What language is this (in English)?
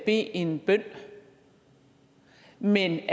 Danish